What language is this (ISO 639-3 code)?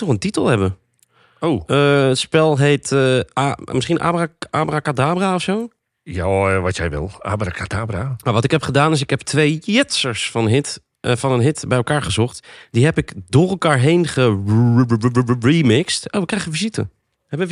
nld